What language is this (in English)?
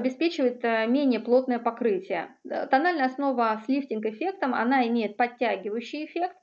Russian